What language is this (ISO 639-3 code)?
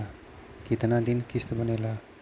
bho